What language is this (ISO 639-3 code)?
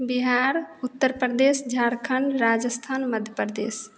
hin